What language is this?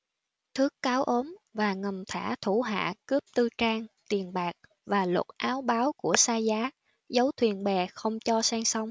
Vietnamese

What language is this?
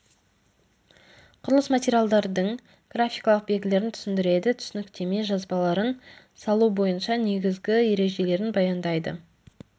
Kazakh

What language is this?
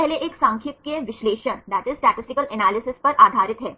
Hindi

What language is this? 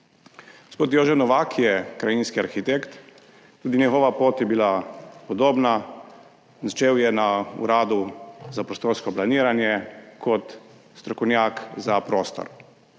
Slovenian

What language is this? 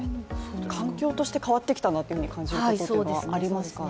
Japanese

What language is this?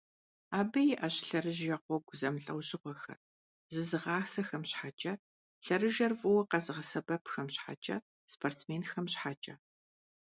Kabardian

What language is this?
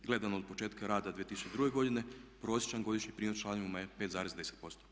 Croatian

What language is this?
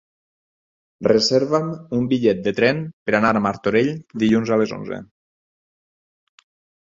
Catalan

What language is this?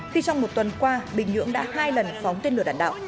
Vietnamese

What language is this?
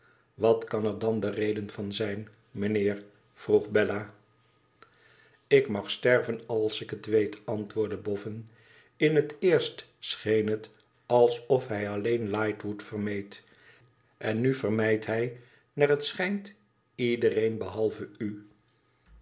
Dutch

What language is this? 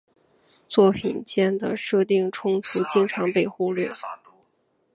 Chinese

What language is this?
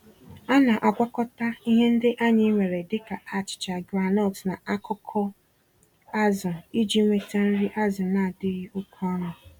Igbo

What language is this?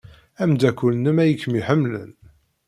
Kabyle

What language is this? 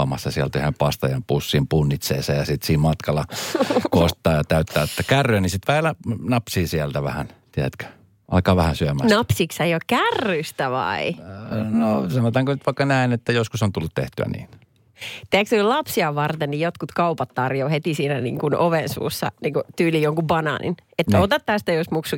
Finnish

